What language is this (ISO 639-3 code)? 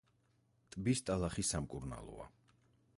kat